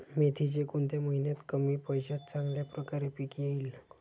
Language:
Marathi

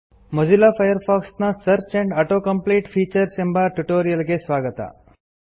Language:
Kannada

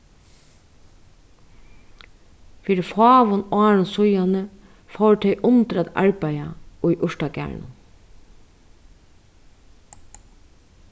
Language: Faroese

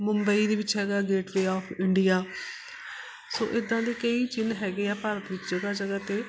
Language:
Punjabi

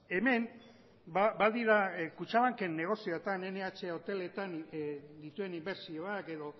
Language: Basque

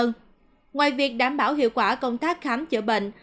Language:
Vietnamese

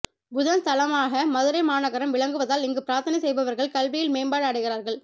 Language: Tamil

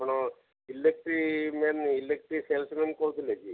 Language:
Odia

